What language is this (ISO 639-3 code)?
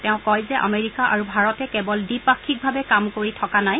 asm